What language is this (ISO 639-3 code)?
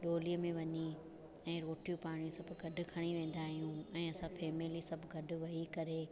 snd